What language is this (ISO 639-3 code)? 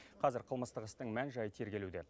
kaz